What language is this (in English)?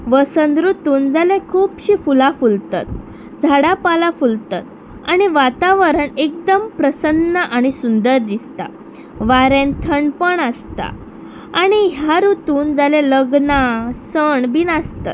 Konkani